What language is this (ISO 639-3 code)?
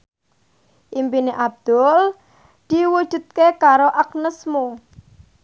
jav